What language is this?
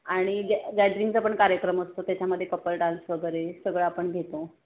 Marathi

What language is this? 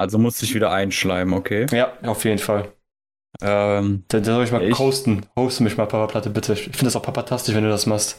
German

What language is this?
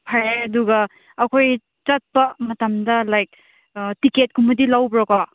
Manipuri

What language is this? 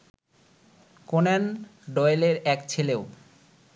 Bangla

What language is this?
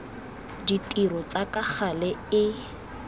Tswana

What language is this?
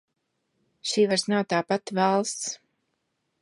Latvian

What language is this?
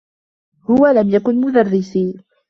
Arabic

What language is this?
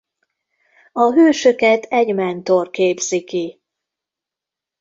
Hungarian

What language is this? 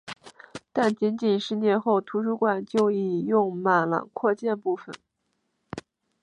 Chinese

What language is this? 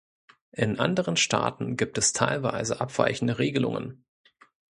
German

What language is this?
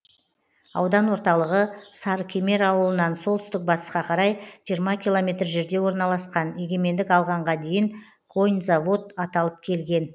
Kazakh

